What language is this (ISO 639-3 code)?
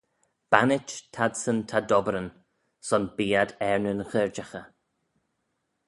glv